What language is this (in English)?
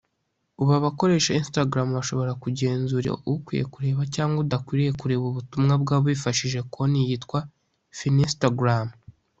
Kinyarwanda